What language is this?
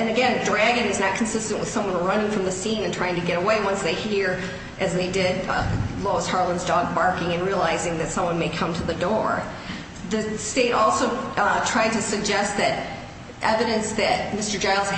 English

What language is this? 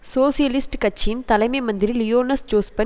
Tamil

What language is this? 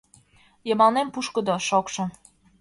Mari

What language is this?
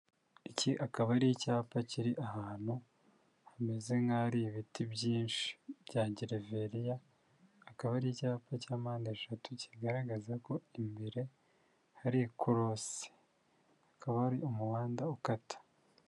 Kinyarwanda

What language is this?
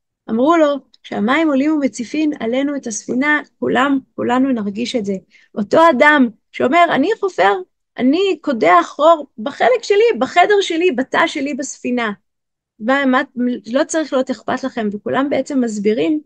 Hebrew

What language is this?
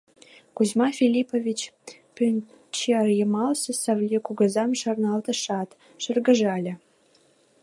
Mari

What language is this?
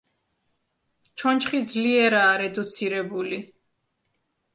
Georgian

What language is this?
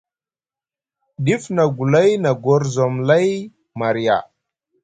Musgu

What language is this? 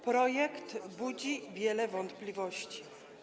Polish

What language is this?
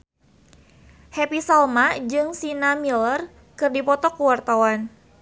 Sundanese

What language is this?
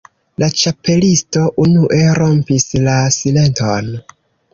Esperanto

